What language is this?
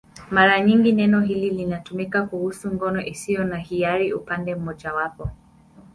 Swahili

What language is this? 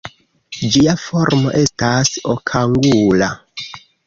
Esperanto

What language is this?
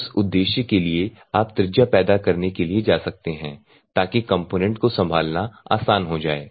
Hindi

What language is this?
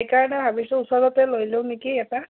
Assamese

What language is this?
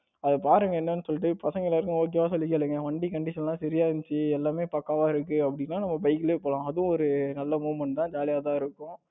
Tamil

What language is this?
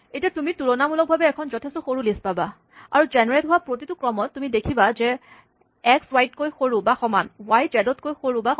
Assamese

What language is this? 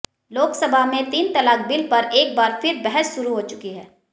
Hindi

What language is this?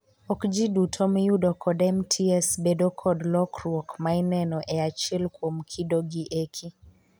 Luo (Kenya and Tanzania)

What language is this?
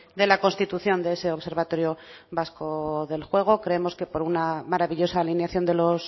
Spanish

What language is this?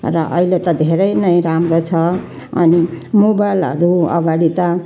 Nepali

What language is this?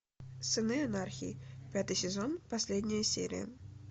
Russian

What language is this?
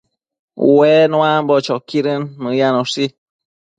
Matsés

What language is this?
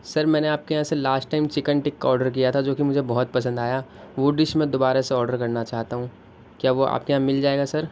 Urdu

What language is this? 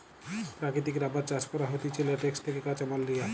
Bangla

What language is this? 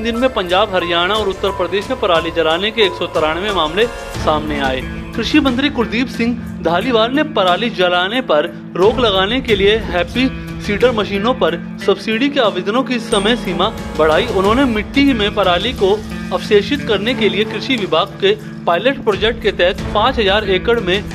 Hindi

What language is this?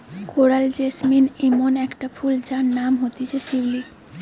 Bangla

